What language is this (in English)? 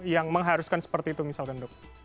Indonesian